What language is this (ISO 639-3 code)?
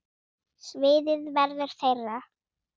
isl